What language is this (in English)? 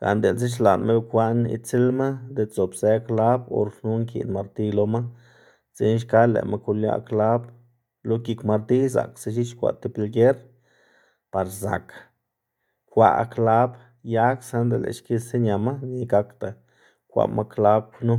Xanaguía Zapotec